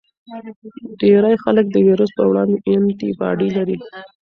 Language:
Pashto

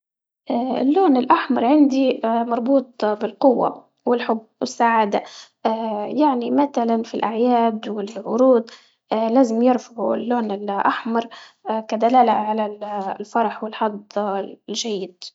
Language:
Libyan Arabic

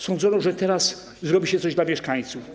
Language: Polish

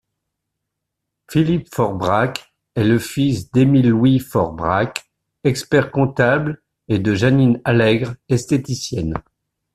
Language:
French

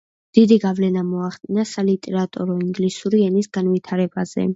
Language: Georgian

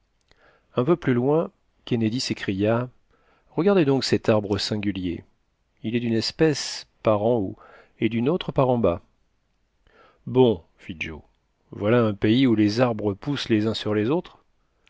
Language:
French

